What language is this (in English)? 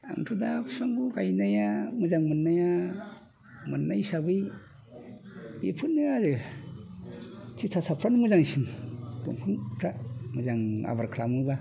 Bodo